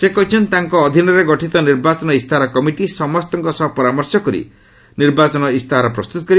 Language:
Odia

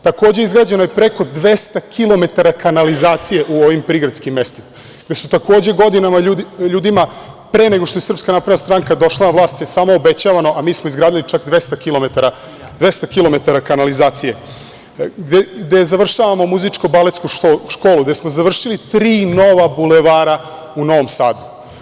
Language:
Serbian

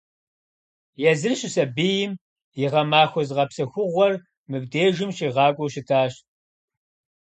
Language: Kabardian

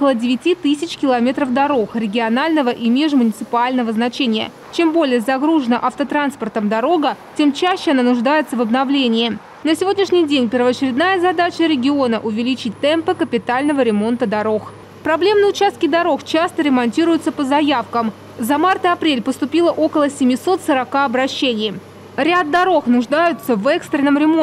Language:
Russian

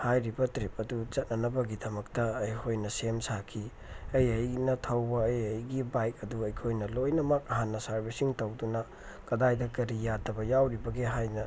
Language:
Manipuri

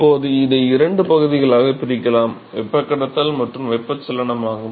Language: Tamil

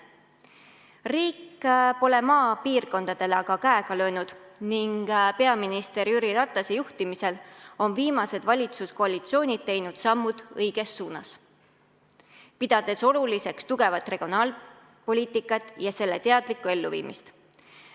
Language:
Estonian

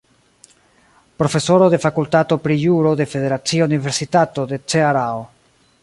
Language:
Esperanto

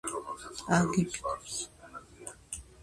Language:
Georgian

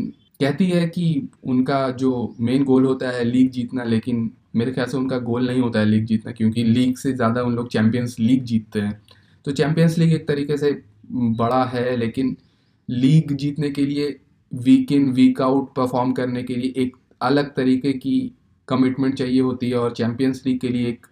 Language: Hindi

